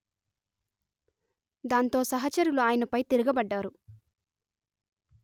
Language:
Telugu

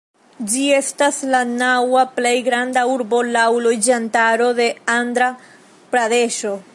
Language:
Esperanto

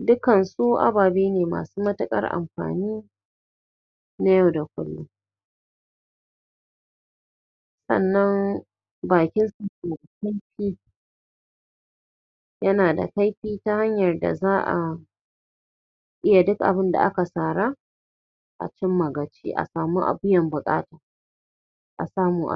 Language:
Hausa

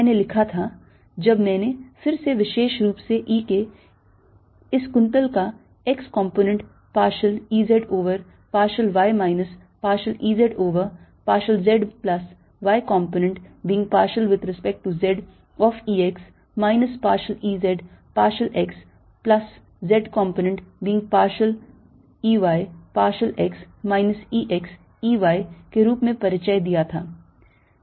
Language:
Hindi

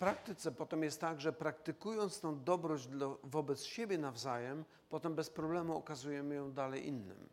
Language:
Polish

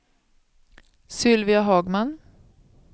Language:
Swedish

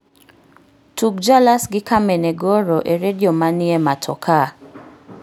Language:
Luo (Kenya and Tanzania)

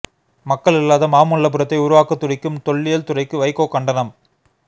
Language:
Tamil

